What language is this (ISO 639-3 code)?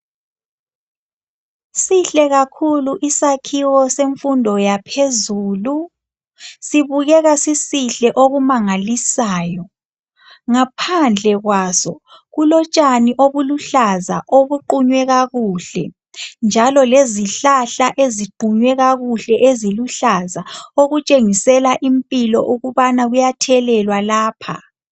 nde